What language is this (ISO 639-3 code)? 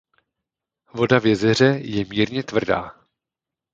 ces